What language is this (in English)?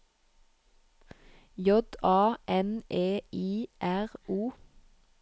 Norwegian